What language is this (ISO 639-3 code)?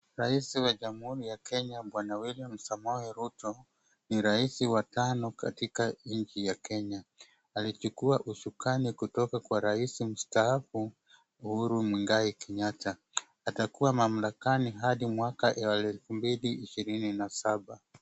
swa